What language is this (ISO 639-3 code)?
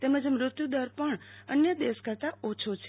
guj